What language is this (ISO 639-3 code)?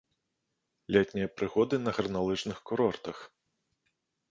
bel